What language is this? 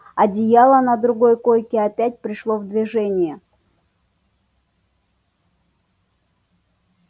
Russian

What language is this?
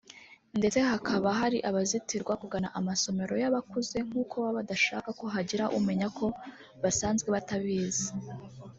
Kinyarwanda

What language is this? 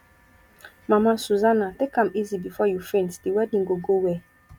Nigerian Pidgin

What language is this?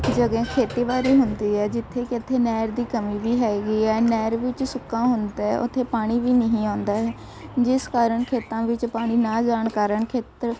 Punjabi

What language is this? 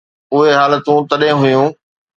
Sindhi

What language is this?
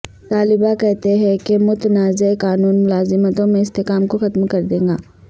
Urdu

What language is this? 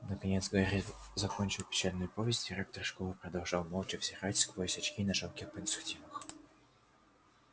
Russian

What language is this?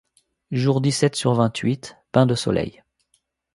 French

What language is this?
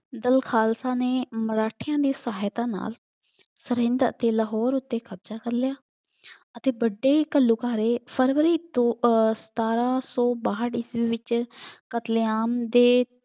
Punjabi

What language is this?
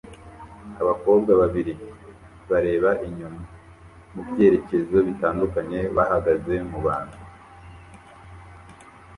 Kinyarwanda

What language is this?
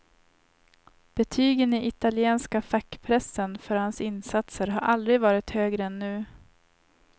Swedish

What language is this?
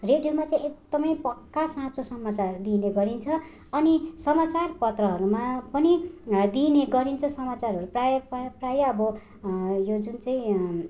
Nepali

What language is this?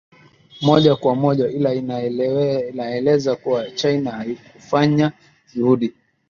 Swahili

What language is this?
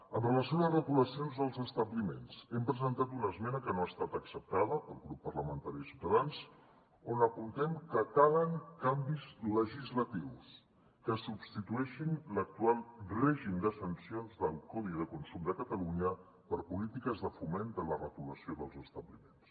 Catalan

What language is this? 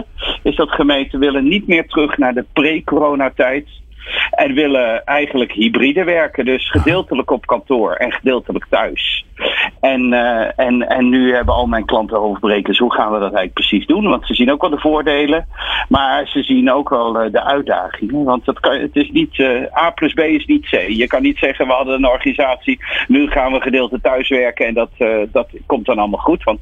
Dutch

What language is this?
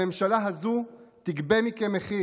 Hebrew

